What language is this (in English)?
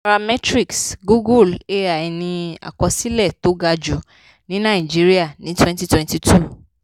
Yoruba